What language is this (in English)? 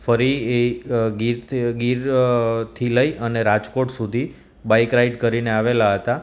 Gujarati